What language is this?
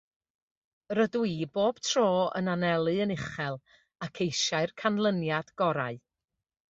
Welsh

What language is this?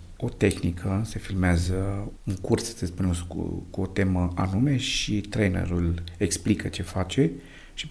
Romanian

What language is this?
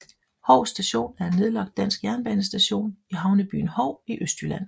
Danish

